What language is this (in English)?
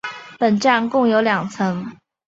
Chinese